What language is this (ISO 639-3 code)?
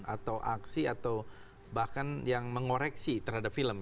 ind